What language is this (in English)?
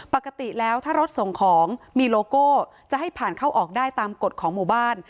Thai